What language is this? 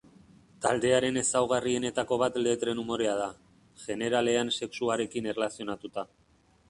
Basque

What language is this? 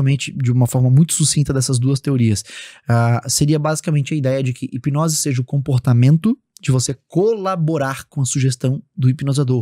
Portuguese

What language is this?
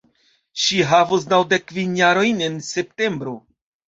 Esperanto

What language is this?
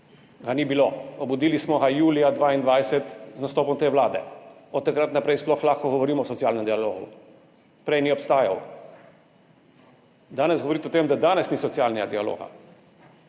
Slovenian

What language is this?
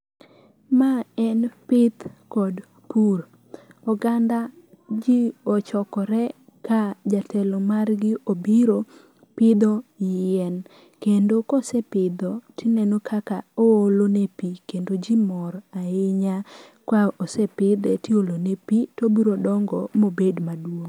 Luo (Kenya and Tanzania)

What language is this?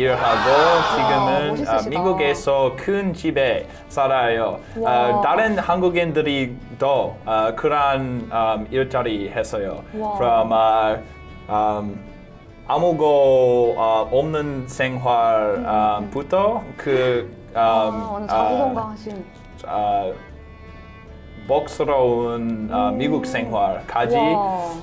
Korean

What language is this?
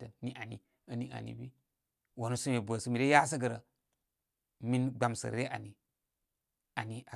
Koma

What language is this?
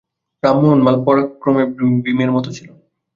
Bangla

